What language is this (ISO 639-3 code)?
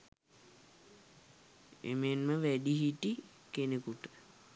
sin